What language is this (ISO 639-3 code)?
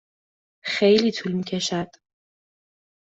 fas